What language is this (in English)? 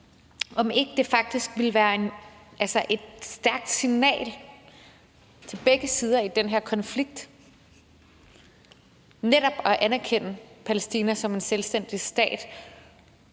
Danish